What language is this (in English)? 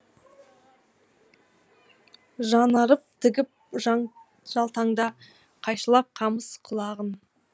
Kazakh